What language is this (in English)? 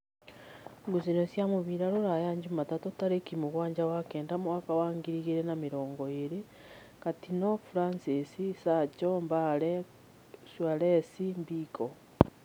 Kikuyu